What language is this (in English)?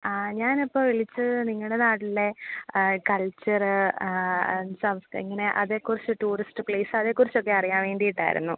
Malayalam